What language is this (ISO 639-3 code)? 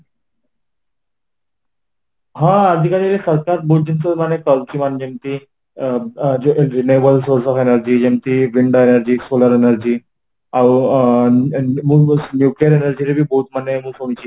ori